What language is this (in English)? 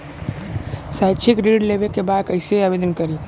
Bhojpuri